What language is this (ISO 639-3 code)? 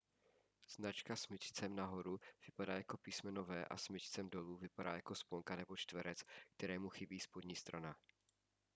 ces